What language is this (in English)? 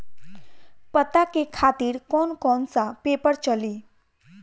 Bhojpuri